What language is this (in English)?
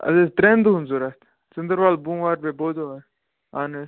Kashmiri